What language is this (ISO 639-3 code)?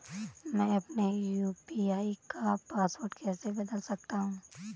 hin